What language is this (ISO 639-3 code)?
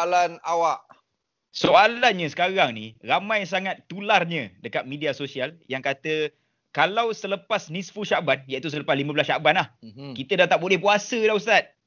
msa